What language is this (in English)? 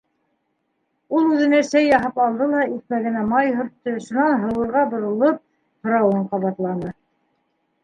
Bashkir